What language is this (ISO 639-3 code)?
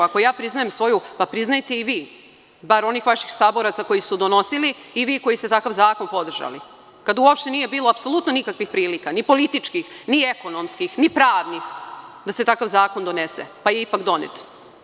srp